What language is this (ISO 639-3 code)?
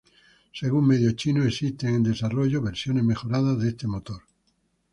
spa